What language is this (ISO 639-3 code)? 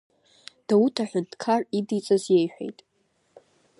abk